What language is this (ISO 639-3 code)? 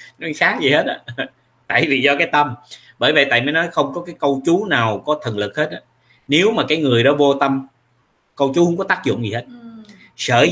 vie